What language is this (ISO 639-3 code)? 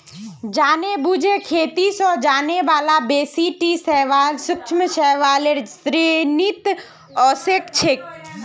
mag